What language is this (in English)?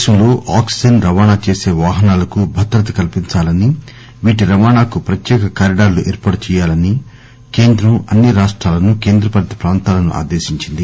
Telugu